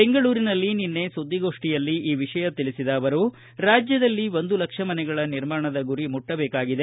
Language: Kannada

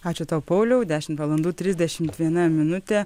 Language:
Lithuanian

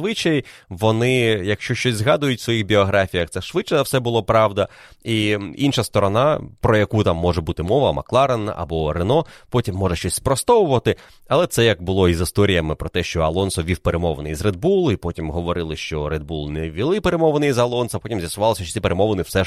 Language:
Ukrainian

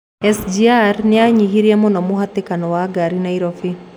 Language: Kikuyu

